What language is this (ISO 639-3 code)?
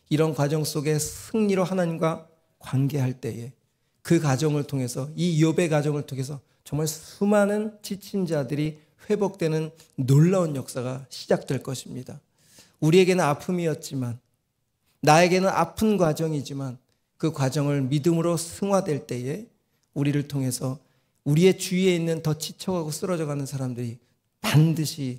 kor